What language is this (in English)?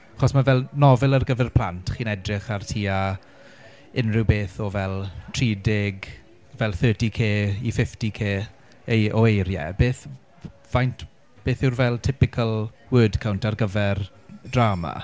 Welsh